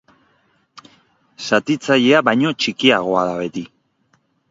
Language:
Basque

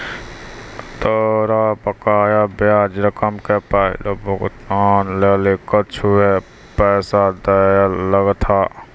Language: Maithili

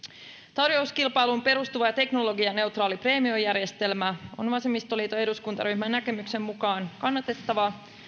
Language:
Finnish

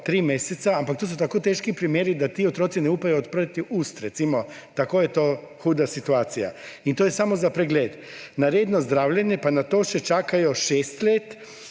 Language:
Slovenian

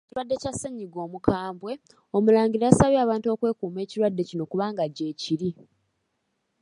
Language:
Ganda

